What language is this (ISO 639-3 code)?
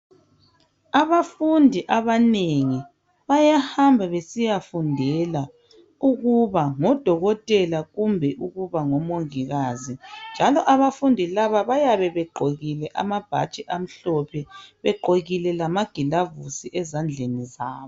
nde